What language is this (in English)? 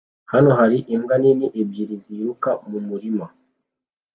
Kinyarwanda